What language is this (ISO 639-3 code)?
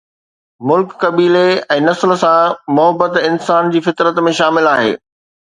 snd